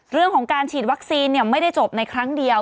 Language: Thai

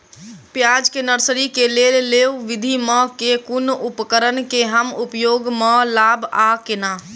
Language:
Maithili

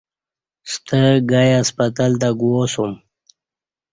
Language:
Kati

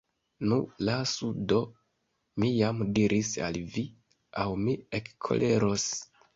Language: Esperanto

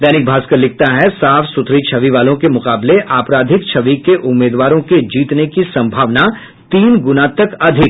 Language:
Hindi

